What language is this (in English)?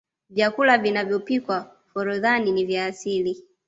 Swahili